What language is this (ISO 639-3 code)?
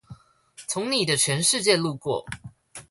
zho